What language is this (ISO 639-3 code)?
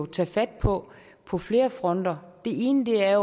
dan